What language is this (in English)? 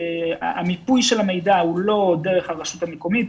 Hebrew